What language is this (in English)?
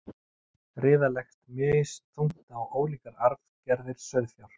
Icelandic